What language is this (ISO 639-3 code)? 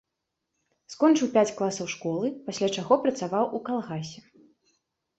bel